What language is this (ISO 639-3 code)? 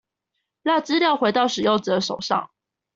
zho